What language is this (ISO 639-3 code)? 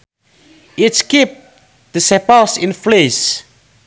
sun